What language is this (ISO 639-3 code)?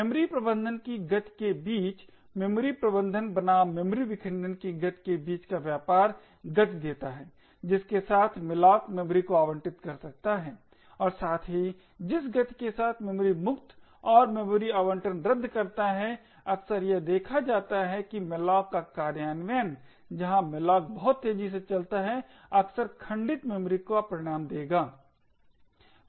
hin